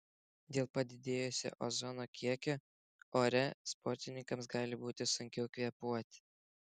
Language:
Lithuanian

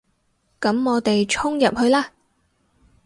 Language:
Cantonese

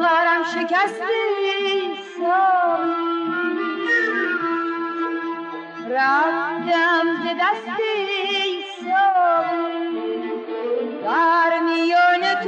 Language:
Persian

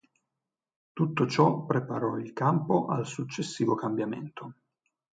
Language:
Italian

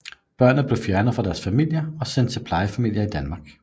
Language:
Danish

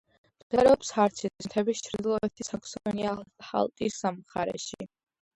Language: Georgian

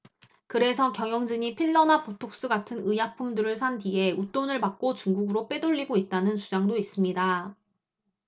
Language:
Korean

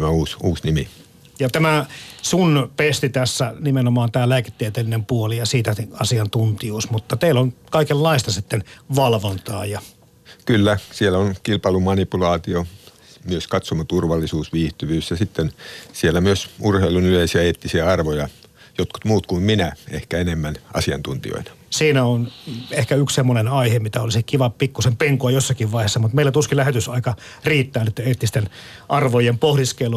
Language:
Finnish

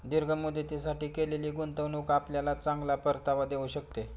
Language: Marathi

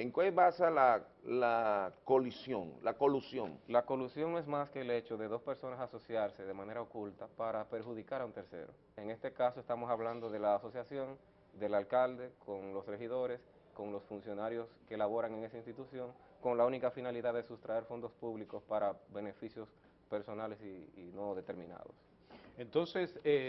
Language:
Spanish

